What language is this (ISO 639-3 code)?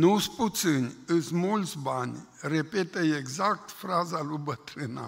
ron